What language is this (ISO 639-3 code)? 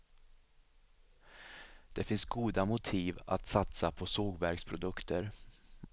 swe